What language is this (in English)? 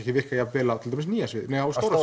Icelandic